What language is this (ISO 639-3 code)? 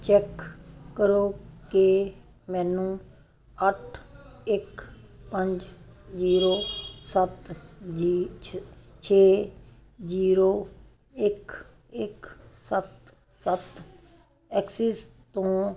pan